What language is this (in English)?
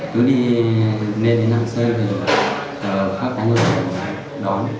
Vietnamese